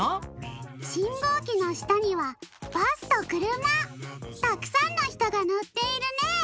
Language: Japanese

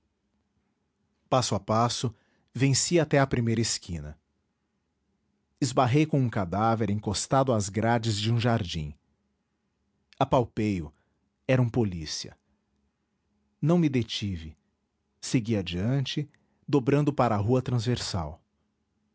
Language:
Portuguese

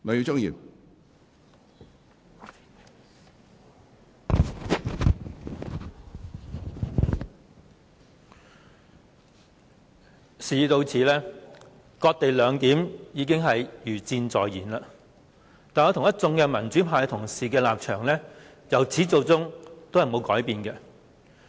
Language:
Cantonese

